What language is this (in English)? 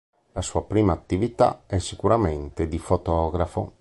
Italian